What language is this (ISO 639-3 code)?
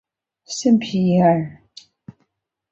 zho